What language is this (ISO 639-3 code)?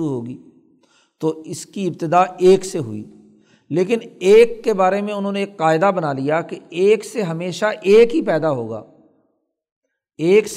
urd